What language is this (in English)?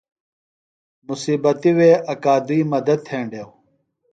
Phalura